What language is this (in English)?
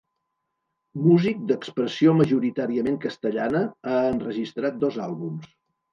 Catalan